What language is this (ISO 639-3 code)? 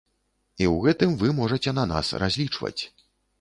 bel